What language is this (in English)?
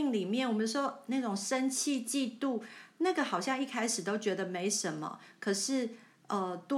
Chinese